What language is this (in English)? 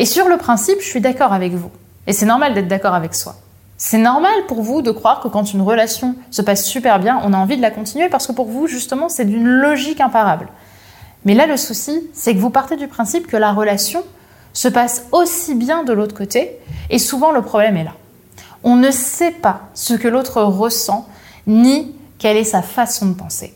French